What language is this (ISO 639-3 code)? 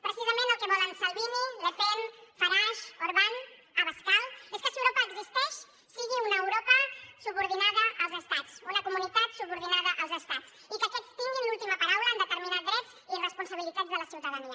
cat